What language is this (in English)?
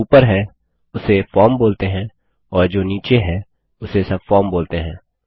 Hindi